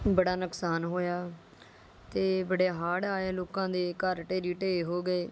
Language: Punjabi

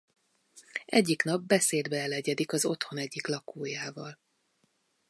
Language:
Hungarian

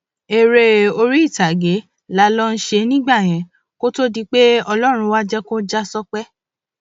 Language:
Yoruba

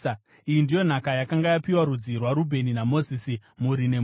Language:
Shona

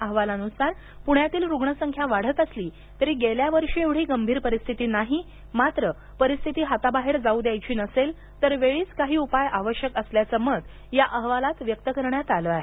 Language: Marathi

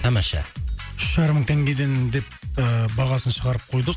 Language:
Kazakh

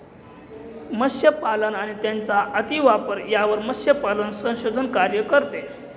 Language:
Marathi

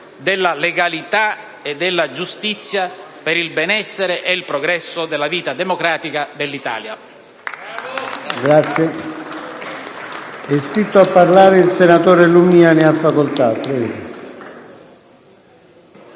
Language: Italian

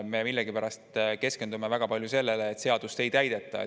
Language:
Estonian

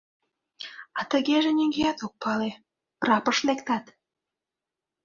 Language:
Mari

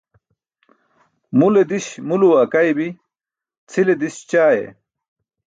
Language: Burushaski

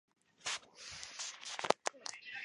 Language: Chinese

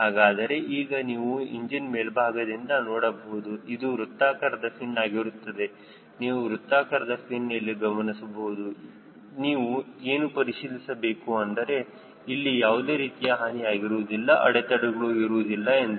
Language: Kannada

